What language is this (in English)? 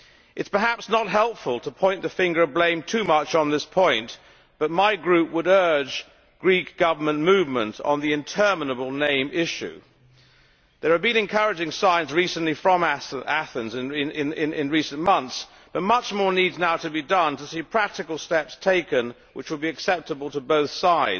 English